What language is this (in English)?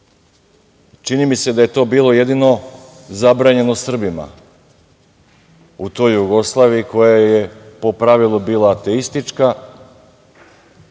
Serbian